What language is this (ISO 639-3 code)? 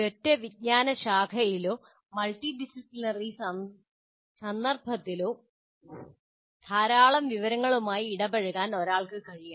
mal